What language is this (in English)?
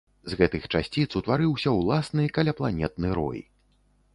Belarusian